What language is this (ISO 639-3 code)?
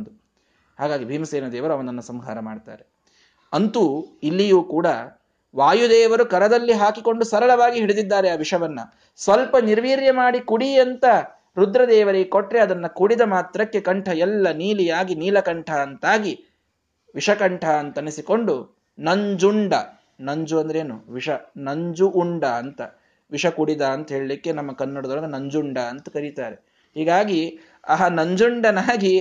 kan